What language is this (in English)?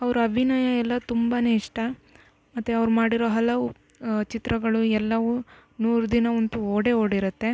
Kannada